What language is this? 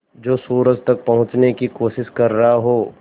Hindi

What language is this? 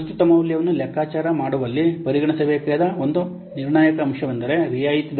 Kannada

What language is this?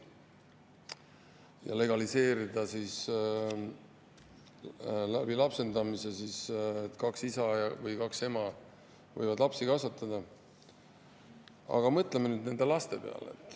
Estonian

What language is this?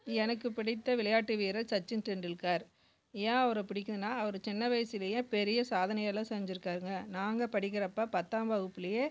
Tamil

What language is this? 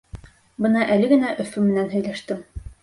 Bashkir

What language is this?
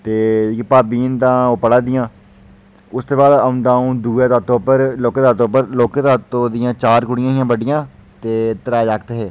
Dogri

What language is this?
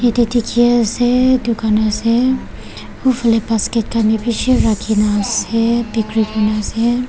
Naga Pidgin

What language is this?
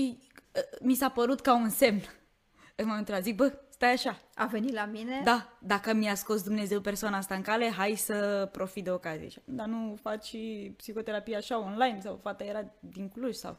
Romanian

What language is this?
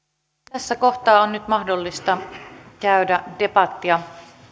Finnish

